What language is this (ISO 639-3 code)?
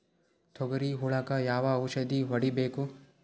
kan